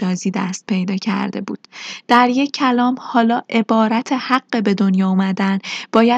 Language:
Persian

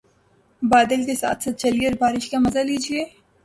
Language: Urdu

